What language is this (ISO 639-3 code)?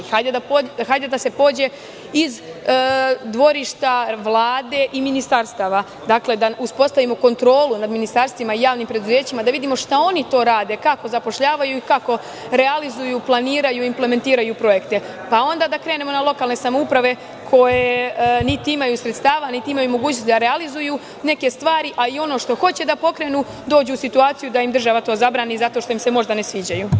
srp